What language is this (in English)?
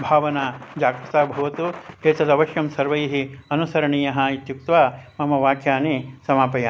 Sanskrit